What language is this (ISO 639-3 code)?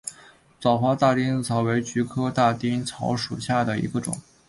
zho